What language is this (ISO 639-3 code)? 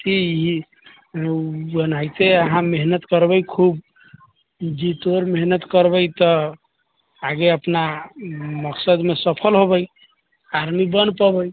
mai